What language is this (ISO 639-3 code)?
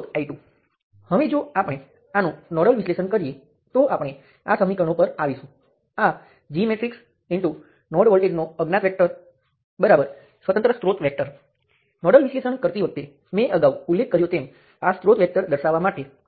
guj